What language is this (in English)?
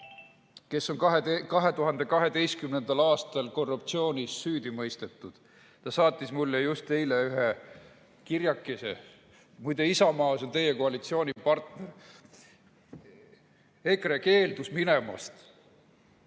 Estonian